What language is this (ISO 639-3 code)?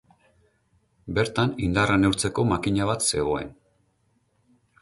eus